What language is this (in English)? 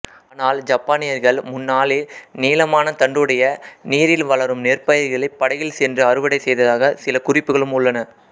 Tamil